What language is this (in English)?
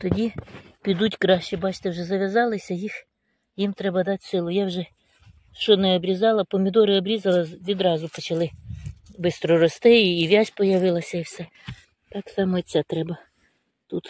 Ukrainian